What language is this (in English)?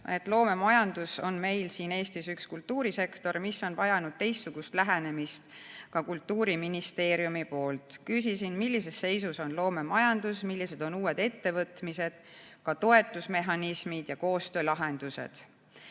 Estonian